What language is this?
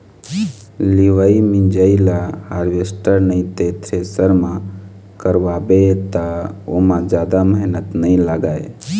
Chhattisgarhi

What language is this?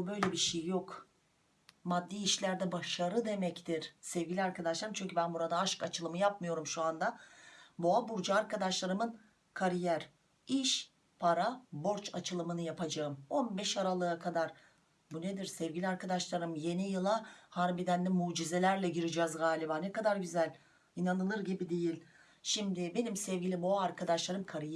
Turkish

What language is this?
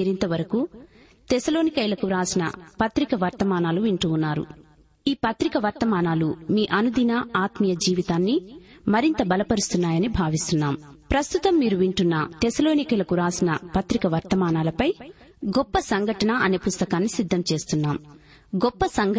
Telugu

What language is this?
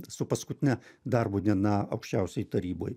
Lithuanian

